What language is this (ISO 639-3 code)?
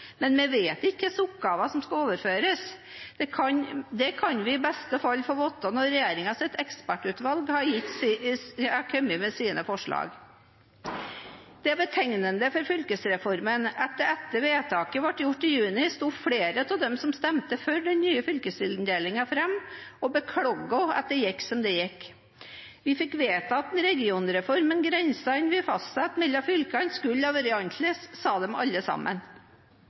nob